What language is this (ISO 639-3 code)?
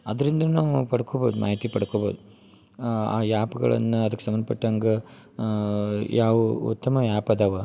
kan